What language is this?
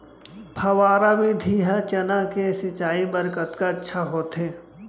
Chhattisgarhi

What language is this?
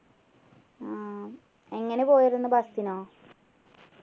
Malayalam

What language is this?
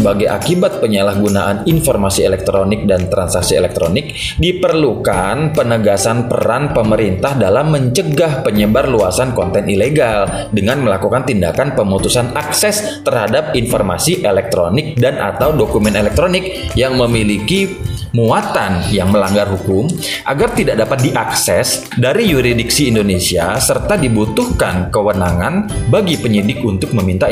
Indonesian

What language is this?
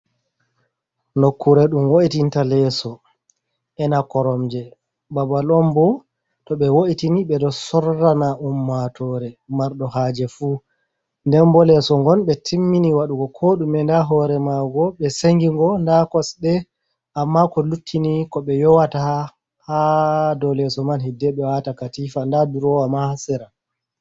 Fula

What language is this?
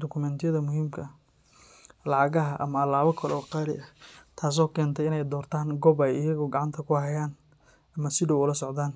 Somali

